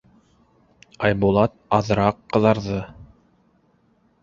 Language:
Bashkir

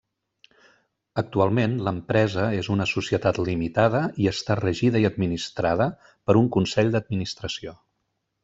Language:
Catalan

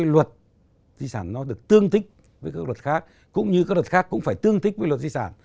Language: Vietnamese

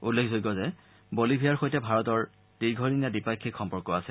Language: Assamese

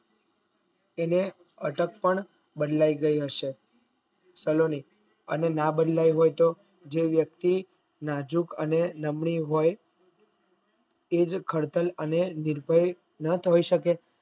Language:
Gujarati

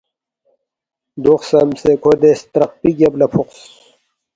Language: Balti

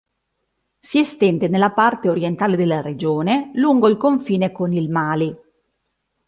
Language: Italian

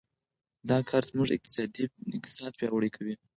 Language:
Pashto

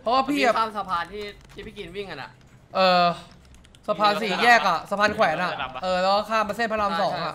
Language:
Thai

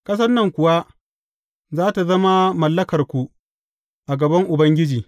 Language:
Hausa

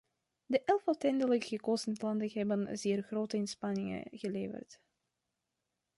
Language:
Dutch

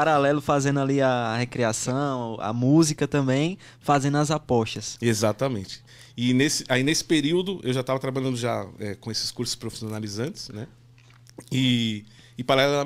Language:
Portuguese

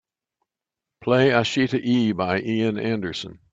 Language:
English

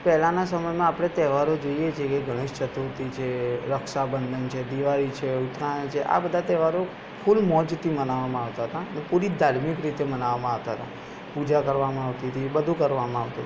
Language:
Gujarati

